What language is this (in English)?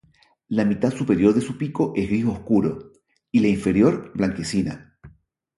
Spanish